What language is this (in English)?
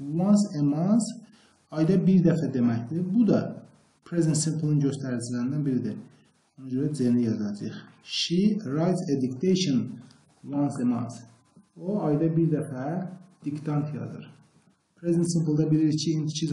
Turkish